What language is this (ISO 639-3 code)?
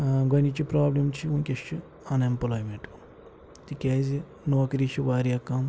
kas